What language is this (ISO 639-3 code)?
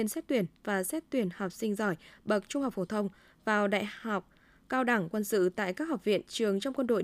vie